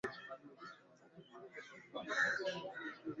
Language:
Swahili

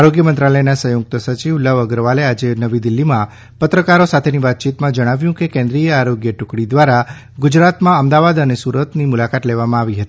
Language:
Gujarati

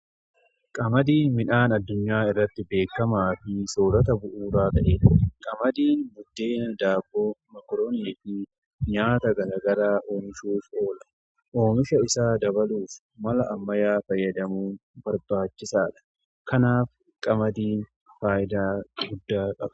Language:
Oromo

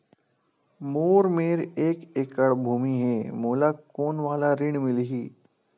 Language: Chhattisgarhi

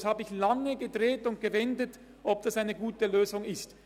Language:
Swiss German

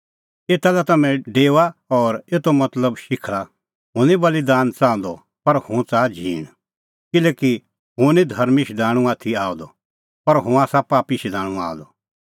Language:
Kullu Pahari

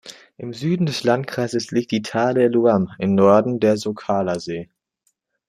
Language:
German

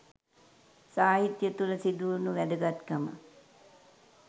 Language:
Sinhala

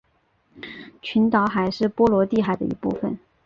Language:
Chinese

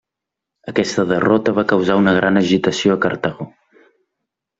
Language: Catalan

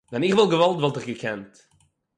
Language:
Yiddish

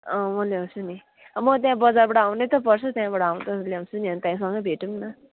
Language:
Nepali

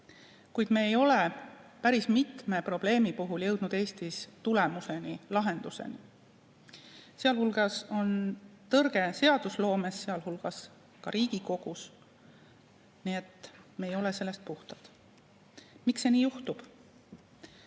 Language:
Estonian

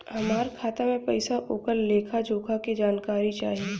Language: Bhojpuri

